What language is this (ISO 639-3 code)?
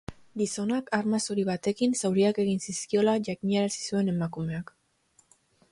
eus